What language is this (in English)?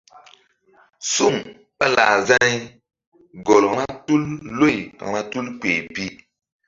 Mbum